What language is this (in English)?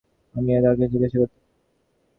Bangla